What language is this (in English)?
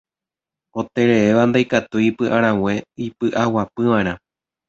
Guarani